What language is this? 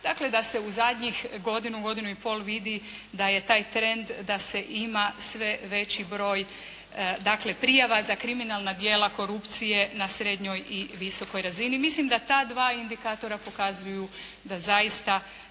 Croatian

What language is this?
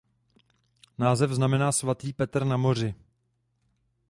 Czech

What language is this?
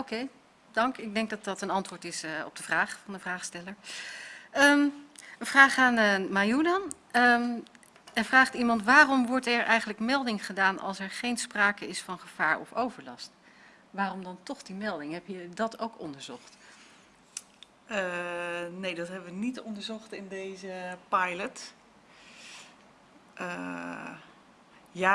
Dutch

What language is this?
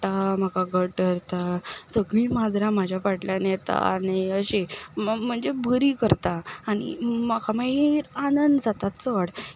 Konkani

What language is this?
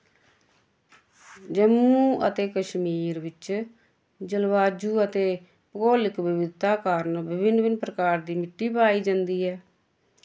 Dogri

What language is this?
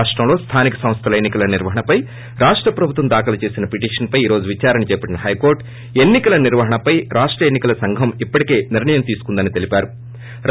Telugu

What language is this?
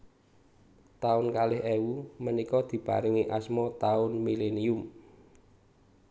Javanese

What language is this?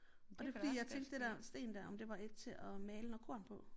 Danish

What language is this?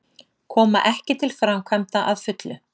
Icelandic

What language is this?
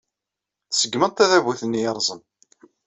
Kabyle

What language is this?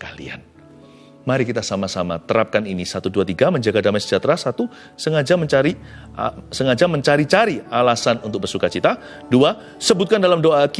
Indonesian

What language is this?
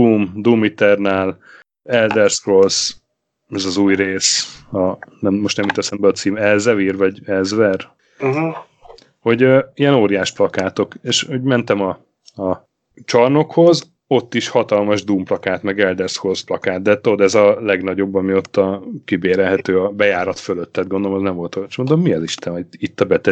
Hungarian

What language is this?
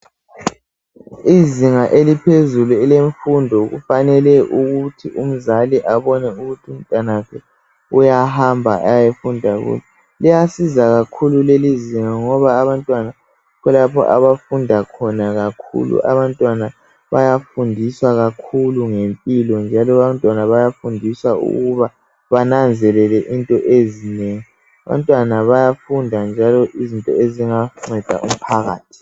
North Ndebele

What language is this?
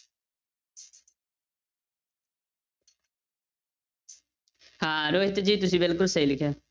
Punjabi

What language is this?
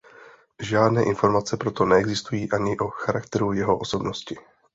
Czech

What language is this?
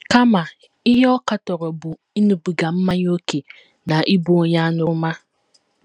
Igbo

